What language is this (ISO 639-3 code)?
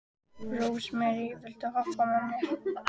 isl